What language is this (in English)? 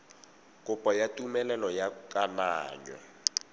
Tswana